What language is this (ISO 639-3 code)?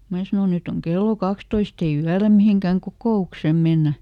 fin